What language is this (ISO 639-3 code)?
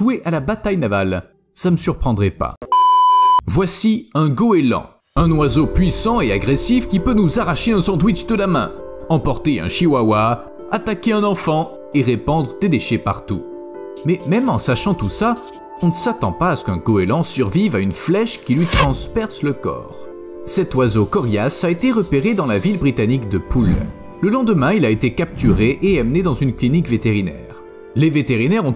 fra